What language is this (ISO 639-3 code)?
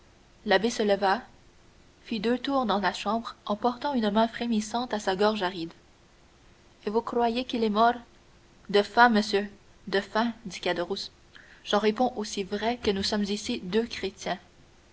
fra